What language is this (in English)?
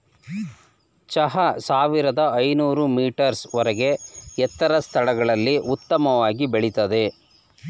Kannada